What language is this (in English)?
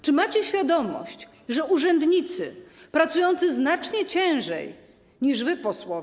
Polish